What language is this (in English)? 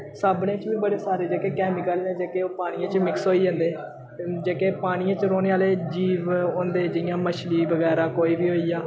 Dogri